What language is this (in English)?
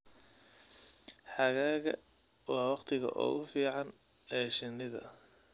Somali